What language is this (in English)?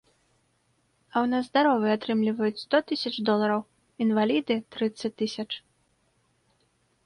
Belarusian